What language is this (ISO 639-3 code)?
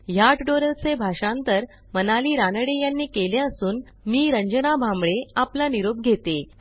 mar